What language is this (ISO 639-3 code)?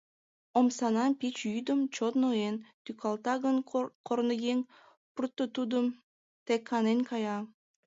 chm